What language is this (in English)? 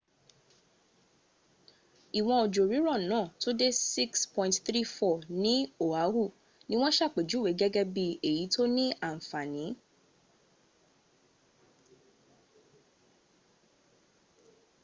Yoruba